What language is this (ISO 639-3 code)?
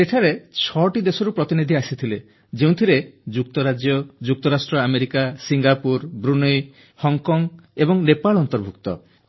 ori